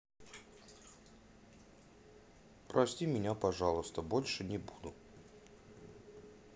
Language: Russian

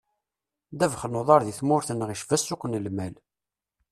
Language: Kabyle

